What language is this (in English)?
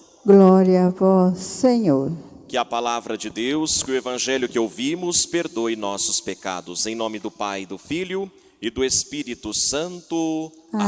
Portuguese